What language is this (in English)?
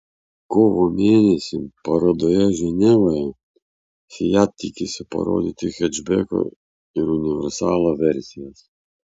Lithuanian